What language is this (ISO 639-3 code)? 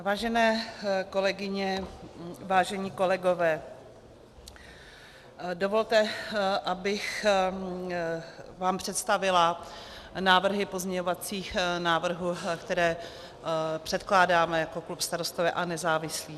ces